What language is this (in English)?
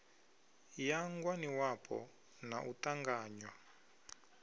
Venda